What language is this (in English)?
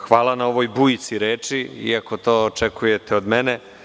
Serbian